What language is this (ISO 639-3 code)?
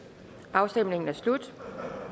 dan